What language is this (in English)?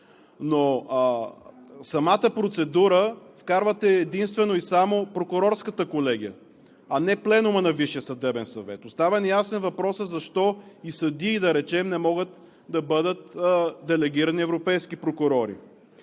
Bulgarian